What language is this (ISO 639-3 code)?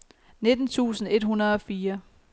dan